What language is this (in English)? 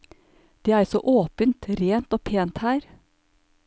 Norwegian